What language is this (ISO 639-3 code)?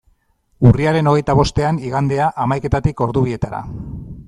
eus